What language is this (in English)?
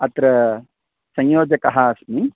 Sanskrit